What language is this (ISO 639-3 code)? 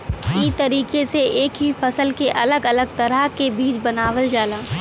bho